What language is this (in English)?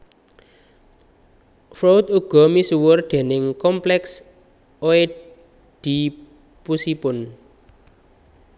Javanese